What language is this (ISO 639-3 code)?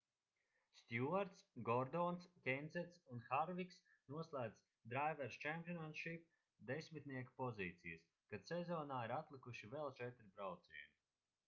lav